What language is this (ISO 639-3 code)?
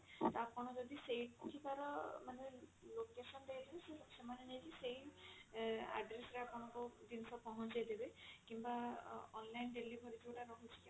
ori